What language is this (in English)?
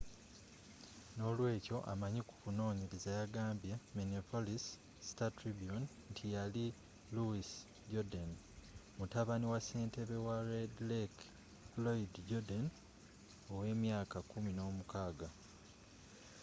Ganda